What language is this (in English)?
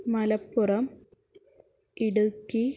Sanskrit